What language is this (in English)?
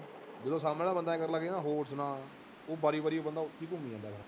Punjabi